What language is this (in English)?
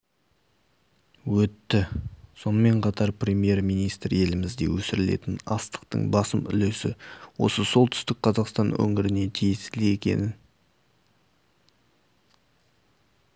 Kazakh